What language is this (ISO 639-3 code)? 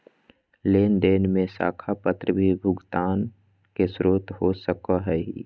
mag